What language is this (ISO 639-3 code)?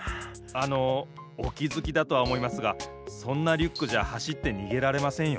jpn